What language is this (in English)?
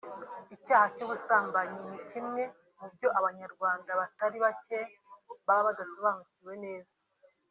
Kinyarwanda